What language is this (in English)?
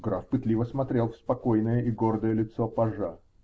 Russian